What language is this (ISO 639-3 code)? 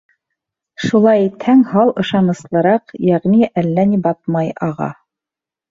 bak